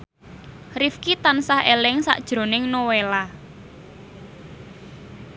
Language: Javanese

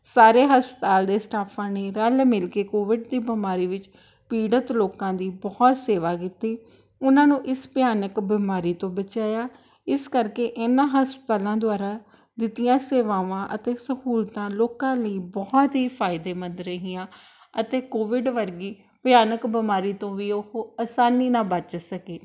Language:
Punjabi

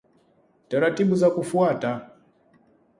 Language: Swahili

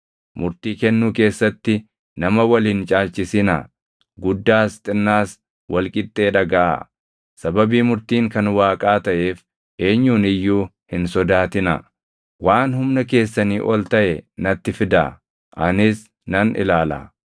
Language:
Oromo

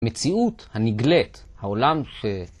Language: Hebrew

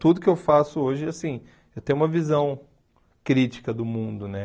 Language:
Portuguese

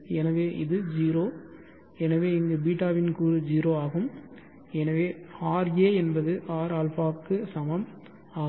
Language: Tamil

